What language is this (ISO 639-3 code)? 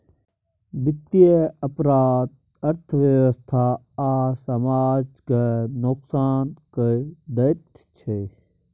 mai